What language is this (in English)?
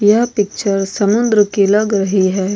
Hindi